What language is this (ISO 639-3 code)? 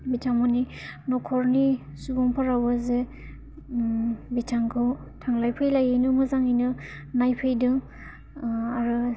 brx